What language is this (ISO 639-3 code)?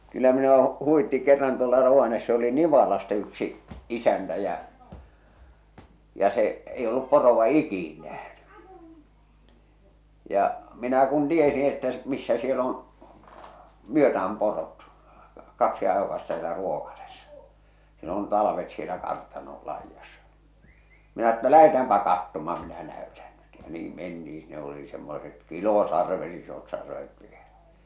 fin